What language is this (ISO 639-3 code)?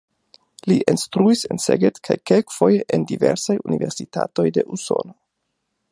epo